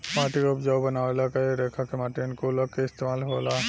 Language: Bhojpuri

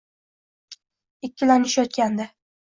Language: Uzbek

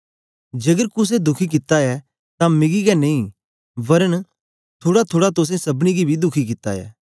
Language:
Dogri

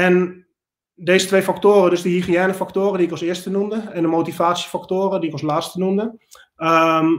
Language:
Dutch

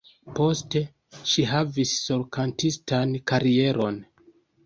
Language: Esperanto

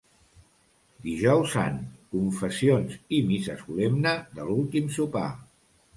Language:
Catalan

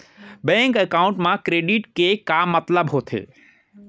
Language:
Chhattisgarhi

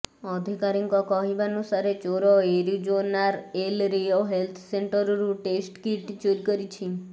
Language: Odia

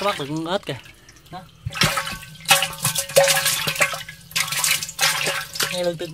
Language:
Vietnamese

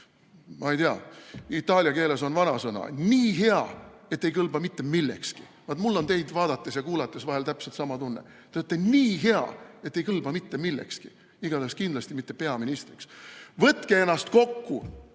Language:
Estonian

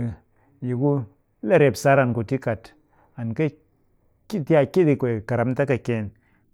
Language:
Cakfem-Mushere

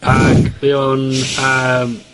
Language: Welsh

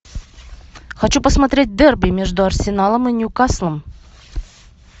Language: Russian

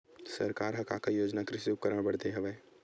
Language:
Chhattisgarhi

